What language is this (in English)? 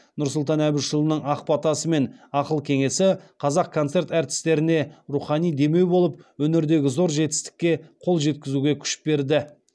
Kazakh